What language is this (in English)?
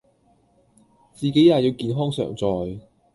Cantonese